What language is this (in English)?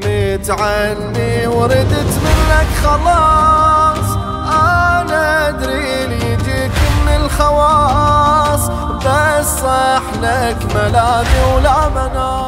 Arabic